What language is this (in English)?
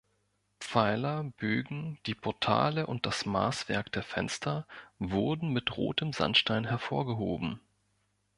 German